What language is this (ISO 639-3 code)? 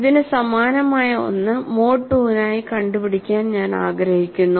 mal